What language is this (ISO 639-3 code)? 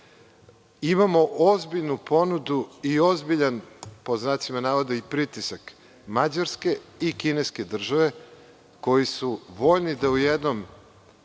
srp